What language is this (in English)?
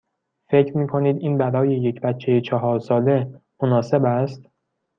Persian